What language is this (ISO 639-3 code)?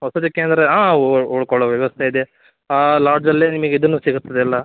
kan